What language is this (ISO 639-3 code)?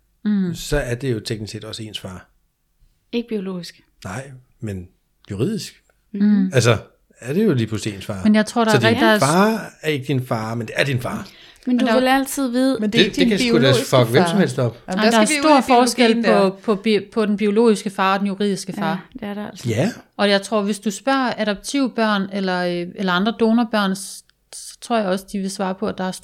dan